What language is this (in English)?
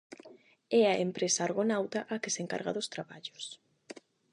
Galician